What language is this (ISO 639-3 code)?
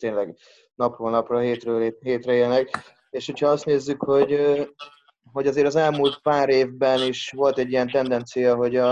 hun